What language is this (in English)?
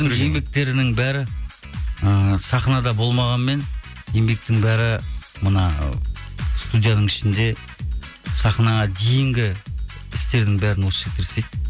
Kazakh